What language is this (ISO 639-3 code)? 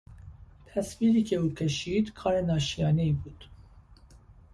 fas